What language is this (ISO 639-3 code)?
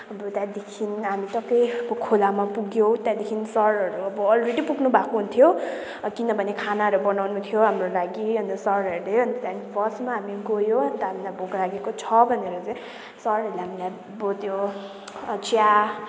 nep